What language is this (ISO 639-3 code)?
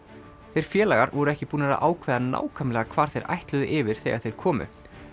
isl